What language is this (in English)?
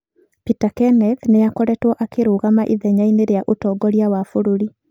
Kikuyu